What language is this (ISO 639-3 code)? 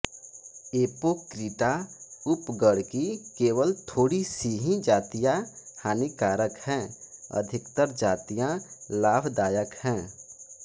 hin